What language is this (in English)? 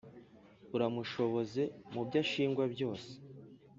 Kinyarwanda